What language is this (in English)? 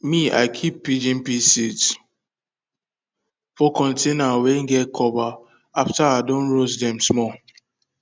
Nigerian Pidgin